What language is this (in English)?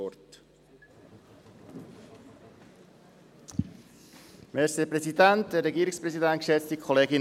Swiss German